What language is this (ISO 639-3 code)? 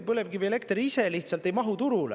est